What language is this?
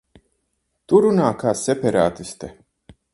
Latvian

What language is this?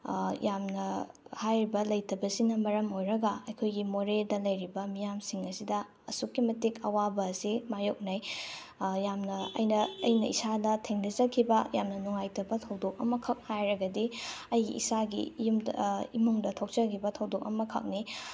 Manipuri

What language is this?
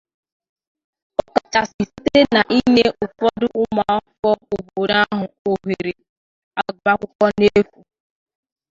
Igbo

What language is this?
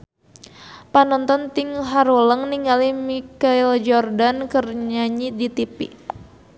Sundanese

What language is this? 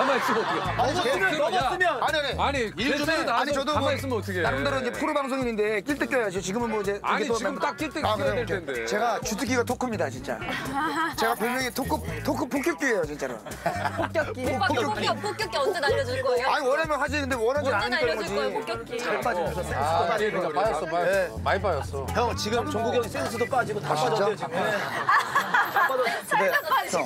Korean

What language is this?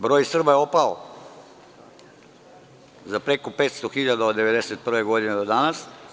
Serbian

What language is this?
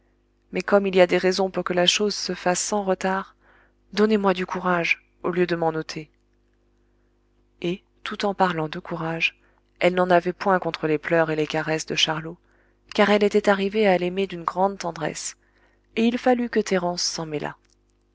French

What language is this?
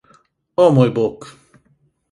Slovenian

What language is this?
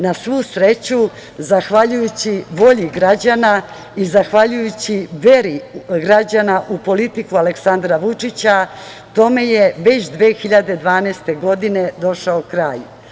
Serbian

